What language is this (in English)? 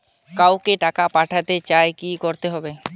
Bangla